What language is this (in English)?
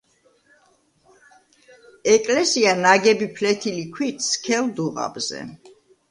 Georgian